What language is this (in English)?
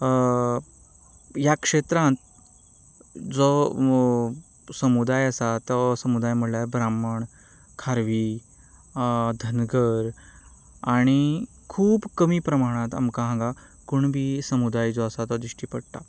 Konkani